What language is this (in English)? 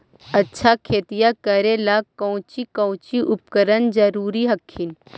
Magahi